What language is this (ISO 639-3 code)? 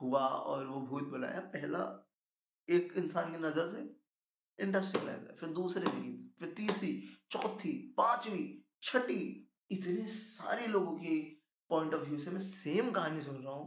hin